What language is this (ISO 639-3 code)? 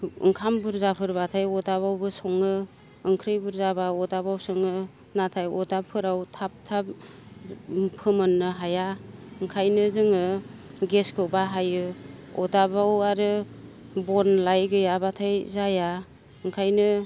brx